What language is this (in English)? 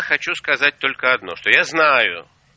Russian